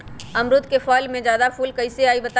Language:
Magahi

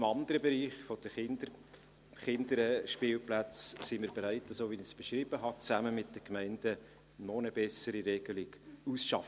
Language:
Swiss German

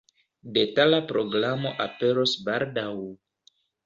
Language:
Esperanto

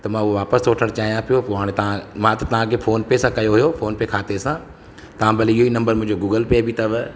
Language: Sindhi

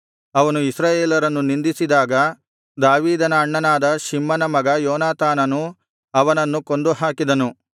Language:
Kannada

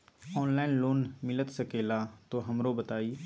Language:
Magahi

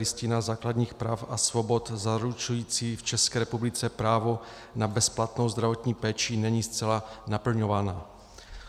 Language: Czech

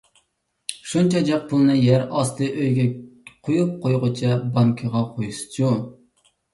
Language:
Uyghur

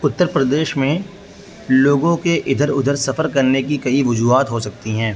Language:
Urdu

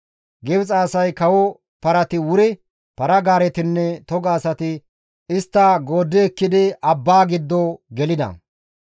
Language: Gamo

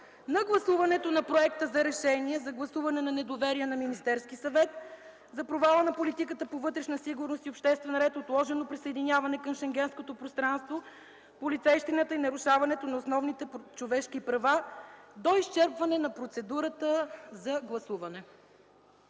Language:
Bulgarian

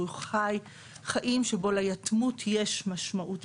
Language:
Hebrew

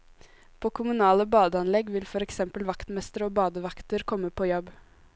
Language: Norwegian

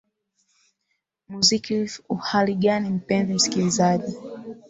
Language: Swahili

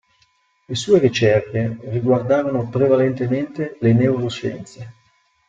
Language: Italian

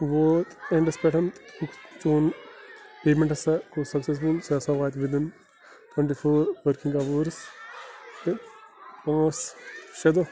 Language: Kashmiri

